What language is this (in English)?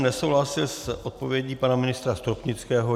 Czech